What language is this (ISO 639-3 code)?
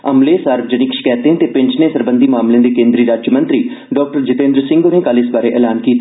doi